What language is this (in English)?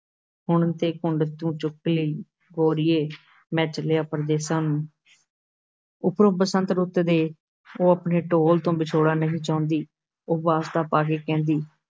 Punjabi